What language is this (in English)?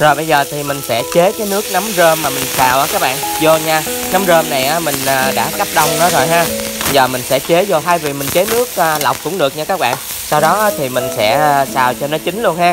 Vietnamese